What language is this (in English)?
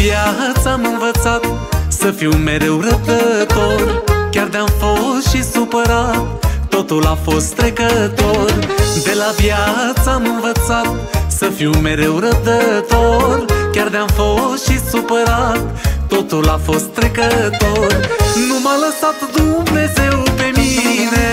Romanian